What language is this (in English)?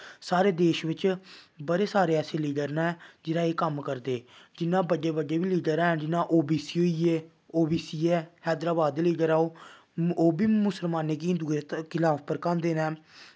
Dogri